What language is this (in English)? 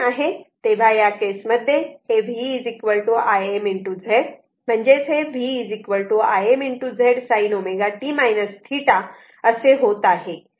Marathi